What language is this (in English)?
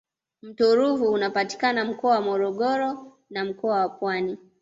Swahili